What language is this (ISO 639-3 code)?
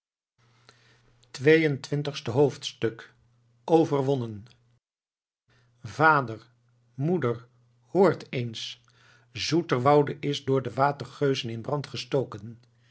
nld